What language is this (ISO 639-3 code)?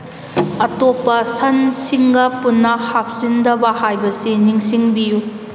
mni